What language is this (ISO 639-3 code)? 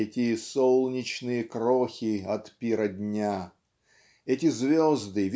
rus